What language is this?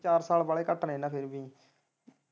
Punjabi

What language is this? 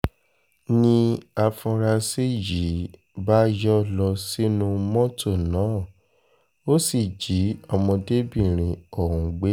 Yoruba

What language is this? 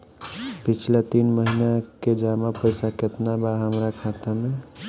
Bhojpuri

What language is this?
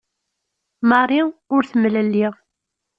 Kabyle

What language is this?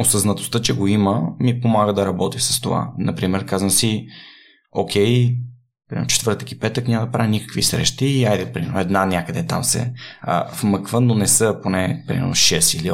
Bulgarian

